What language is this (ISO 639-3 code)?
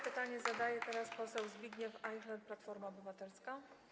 pol